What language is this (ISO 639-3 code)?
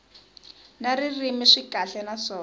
tso